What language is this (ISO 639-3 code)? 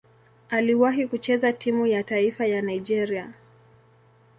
swa